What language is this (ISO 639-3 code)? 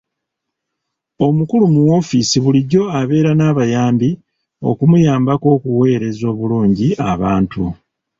lug